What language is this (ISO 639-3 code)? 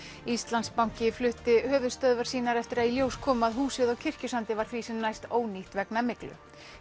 isl